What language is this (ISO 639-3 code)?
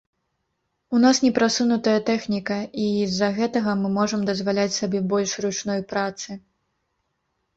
bel